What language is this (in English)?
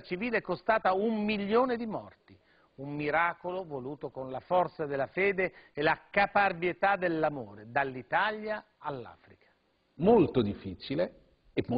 Italian